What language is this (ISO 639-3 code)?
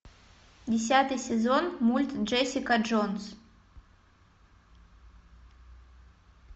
rus